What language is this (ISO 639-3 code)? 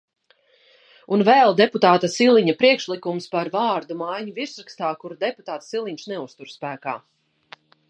lav